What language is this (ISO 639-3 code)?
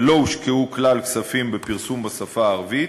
heb